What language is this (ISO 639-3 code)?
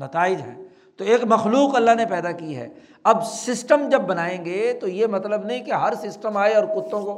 urd